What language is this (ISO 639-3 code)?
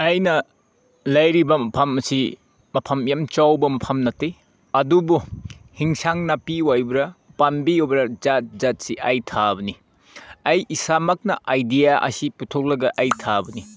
mni